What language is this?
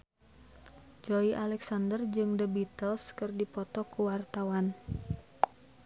Sundanese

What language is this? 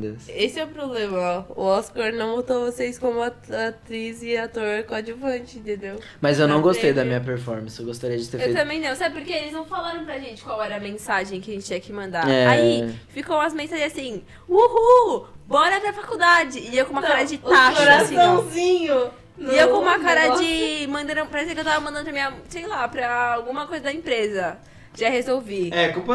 Portuguese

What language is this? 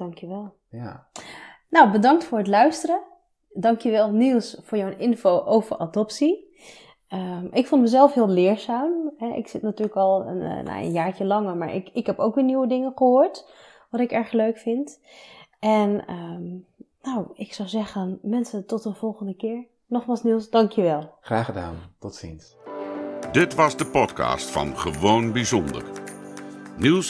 Dutch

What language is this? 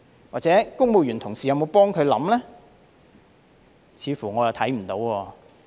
Cantonese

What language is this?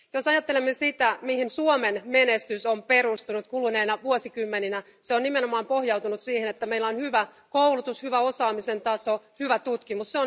Finnish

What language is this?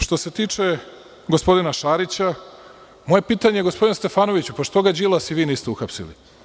Serbian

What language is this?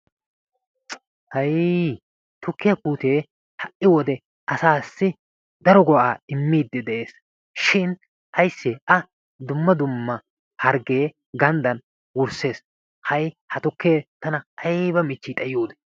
Wolaytta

